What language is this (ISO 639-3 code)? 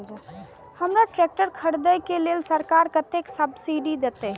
mai